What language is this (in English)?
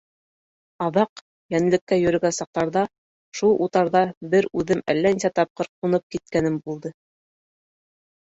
Bashkir